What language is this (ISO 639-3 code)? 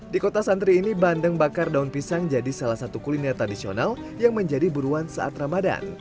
ind